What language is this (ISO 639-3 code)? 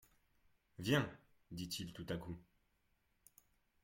fra